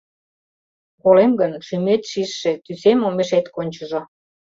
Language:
Mari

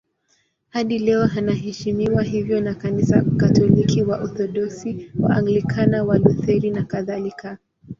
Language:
Swahili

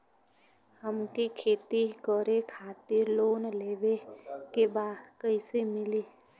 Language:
Bhojpuri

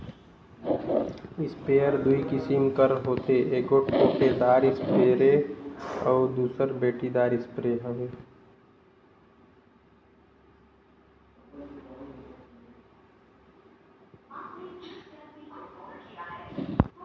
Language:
Chhattisgarhi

